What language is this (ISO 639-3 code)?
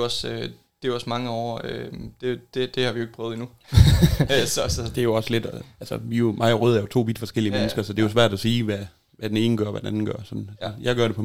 dan